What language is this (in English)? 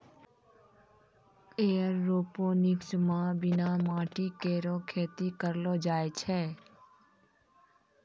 Maithili